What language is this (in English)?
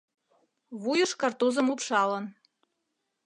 Mari